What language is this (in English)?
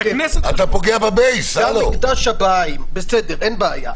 Hebrew